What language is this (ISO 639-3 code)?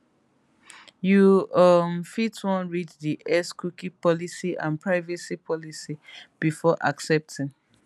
pcm